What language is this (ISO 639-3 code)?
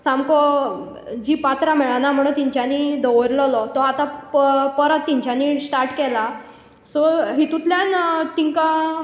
kok